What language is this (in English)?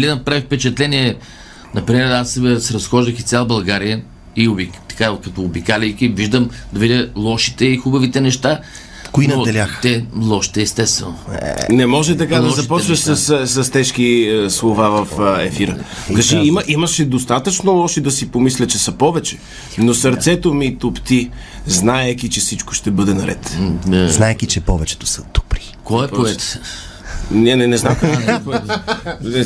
Bulgarian